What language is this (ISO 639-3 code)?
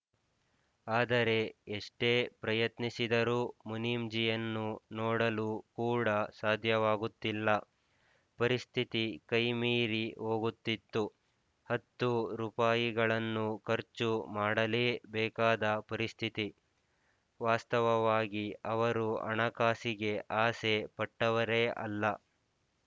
kan